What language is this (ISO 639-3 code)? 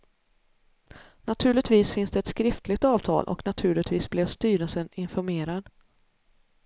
swe